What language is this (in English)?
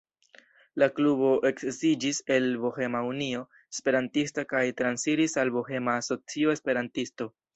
Esperanto